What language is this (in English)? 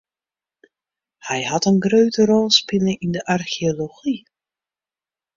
Western Frisian